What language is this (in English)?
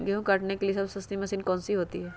Magahi